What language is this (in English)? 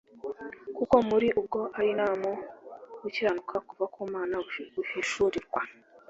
Kinyarwanda